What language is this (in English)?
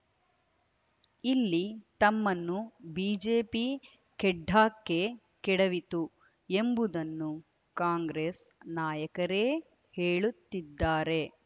Kannada